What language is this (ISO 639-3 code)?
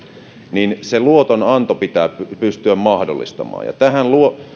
fin